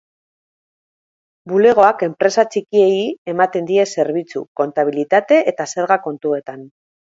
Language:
Basque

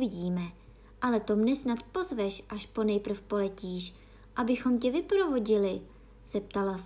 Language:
Czech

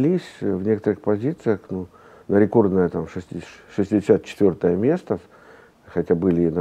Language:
Russian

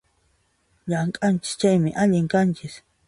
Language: Puno Quechua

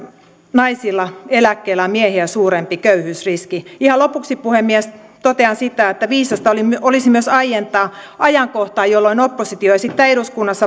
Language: Finnish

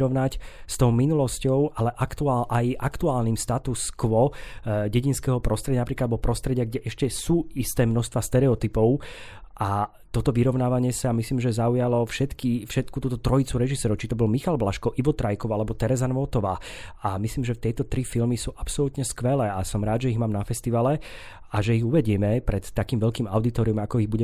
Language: Slovak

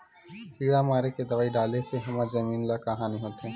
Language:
Chhattisgarhi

